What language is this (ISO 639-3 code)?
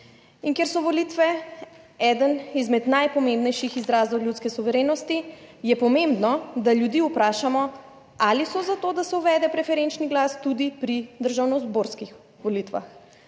slv